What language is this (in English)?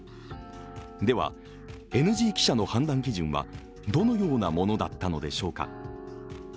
Japanese